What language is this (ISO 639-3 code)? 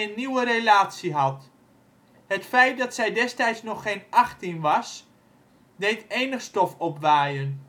nld